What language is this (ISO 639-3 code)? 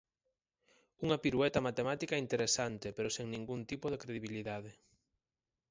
glg